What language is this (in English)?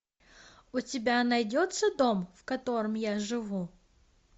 Russian